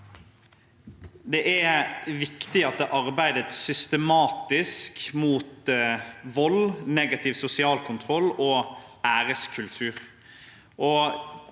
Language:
Norwegian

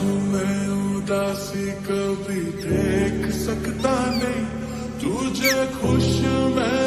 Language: Romanian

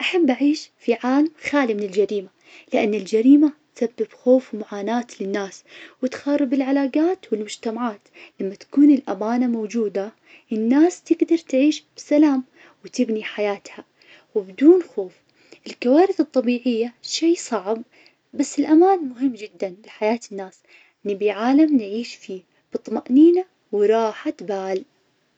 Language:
Najdi Arabic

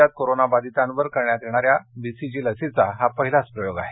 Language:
Marathi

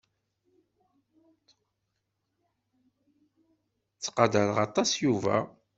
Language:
Kabyle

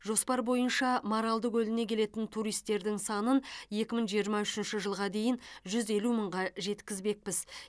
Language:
Kazakh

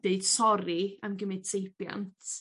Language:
Welsh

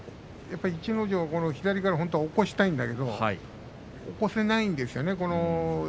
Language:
Japanese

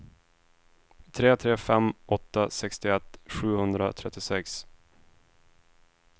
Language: Swedish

